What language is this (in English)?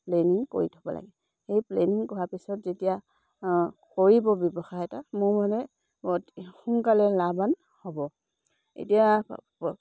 Assamese